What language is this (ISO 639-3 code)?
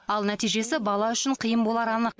kaz